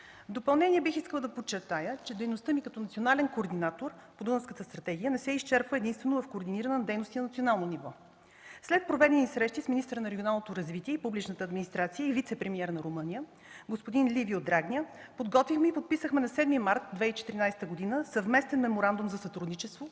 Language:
Bulgarian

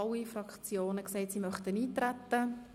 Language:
Swiss German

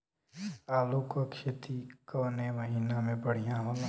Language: Bhojpuri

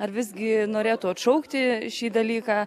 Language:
Lithuanian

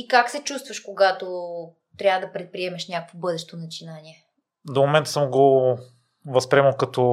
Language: Bulgarian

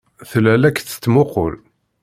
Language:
Kabyle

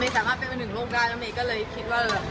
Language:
Thai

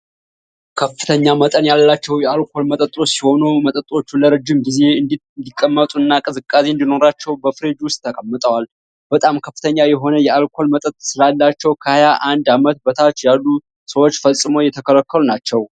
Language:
Amharic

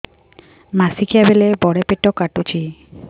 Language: Odia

